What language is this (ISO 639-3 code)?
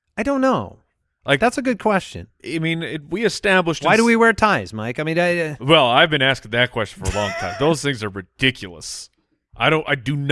eng